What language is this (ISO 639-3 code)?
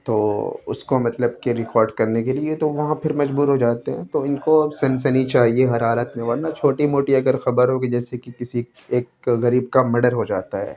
urd